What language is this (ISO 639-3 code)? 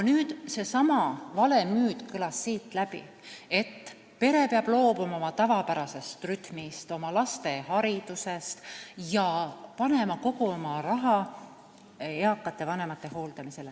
est